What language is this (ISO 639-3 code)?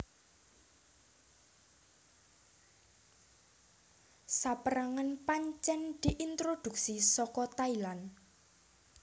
jav